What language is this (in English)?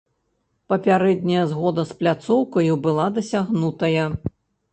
Belarusian